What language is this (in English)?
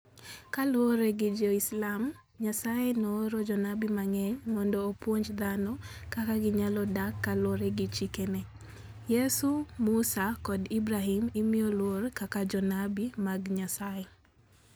Luo (Kenya and Tanzania)